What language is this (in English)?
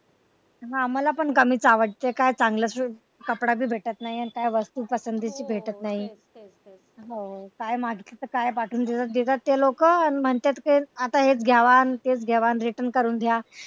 Marathi